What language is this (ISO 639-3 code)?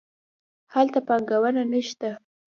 pus